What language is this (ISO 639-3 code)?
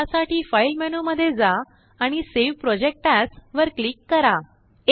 mar